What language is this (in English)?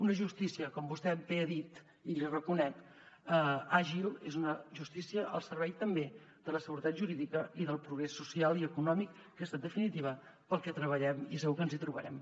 Catalan